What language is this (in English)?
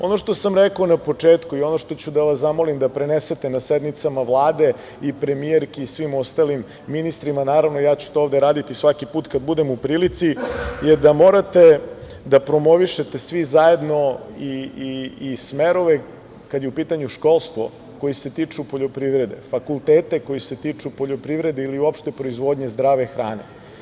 Serbian